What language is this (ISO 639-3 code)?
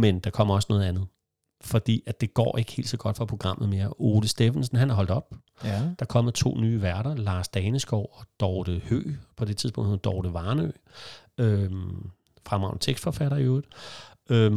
dan